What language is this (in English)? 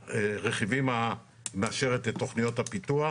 Hebrew